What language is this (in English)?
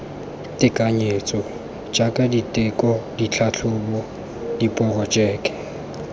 Tswana